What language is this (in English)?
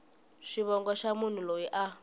Tsonga